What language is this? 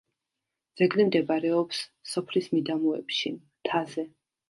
Georgian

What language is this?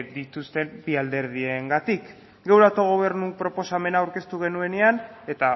Basque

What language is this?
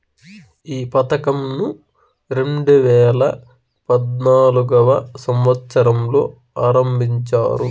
Telugu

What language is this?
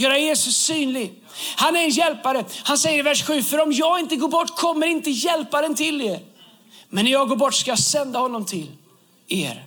Swedish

